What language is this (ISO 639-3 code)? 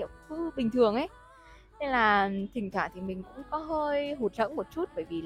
vie